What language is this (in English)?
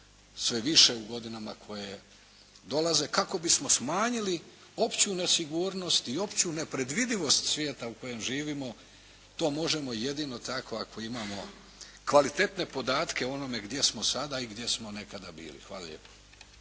Croatian